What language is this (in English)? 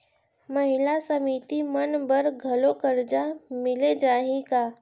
Chhattisgarhi